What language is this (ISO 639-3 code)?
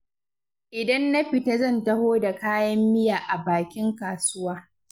hau